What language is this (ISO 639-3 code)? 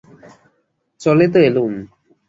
ben